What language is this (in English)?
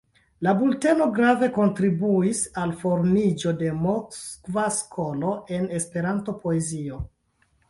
Esperanto